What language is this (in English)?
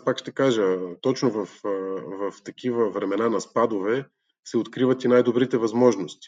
Bulgarian